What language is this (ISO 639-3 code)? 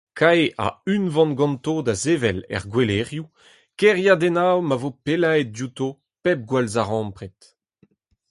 bre